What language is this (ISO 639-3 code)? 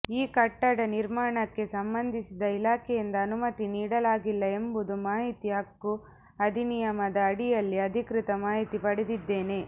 kan